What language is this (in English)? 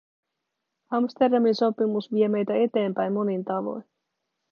Finnish